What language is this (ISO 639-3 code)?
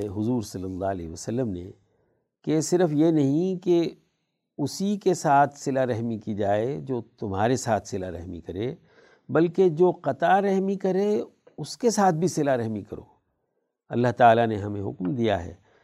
urd